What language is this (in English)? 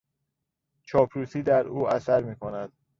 Persian